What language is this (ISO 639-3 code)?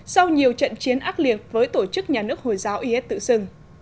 vie